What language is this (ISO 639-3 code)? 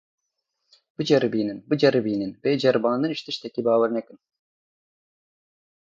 kur